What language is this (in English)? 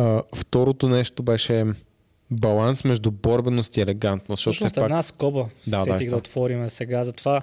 Bulgarian